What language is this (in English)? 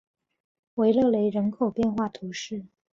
Chinese